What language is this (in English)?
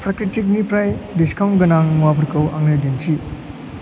Bodo